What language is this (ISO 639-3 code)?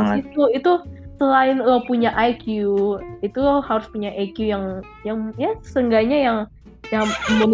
ind